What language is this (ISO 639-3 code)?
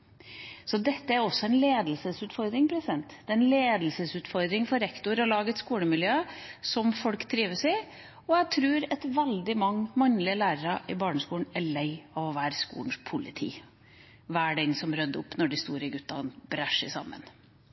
nob